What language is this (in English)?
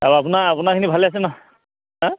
Assamese